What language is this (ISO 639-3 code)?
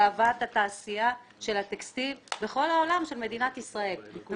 heb